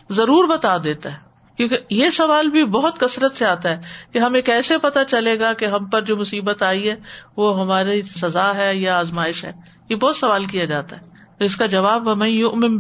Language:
Urdu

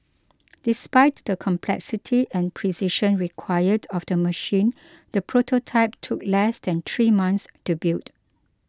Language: English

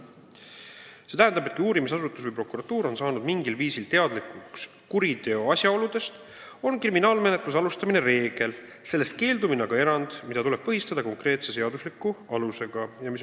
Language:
Estonian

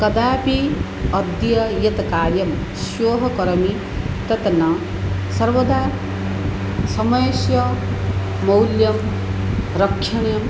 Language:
Sanskrit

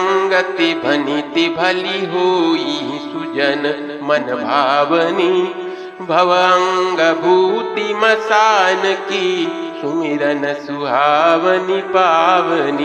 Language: Hindi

